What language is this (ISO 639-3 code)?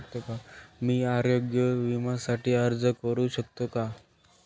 mar